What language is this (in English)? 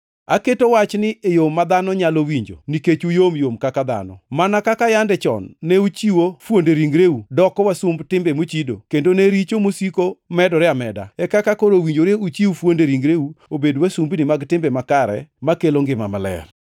Luo (Kenya and Tanzania)